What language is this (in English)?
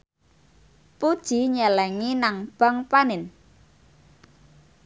Javanese